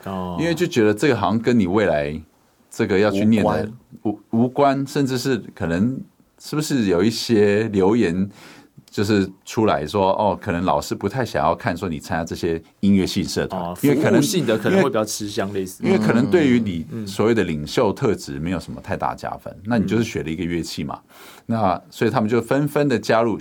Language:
Chinese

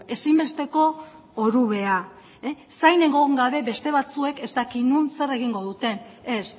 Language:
Basque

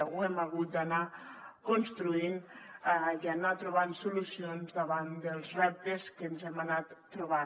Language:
Catalan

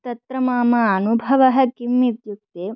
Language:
Sanskrit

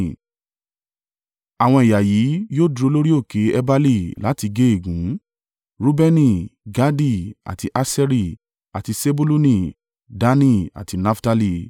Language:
Yoruba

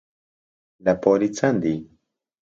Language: Central Kurdish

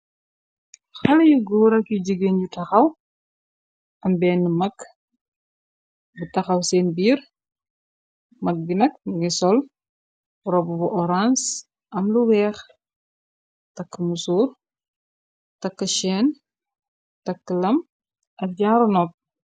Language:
Wolof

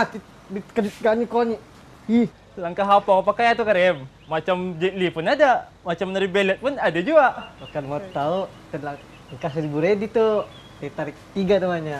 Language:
Malay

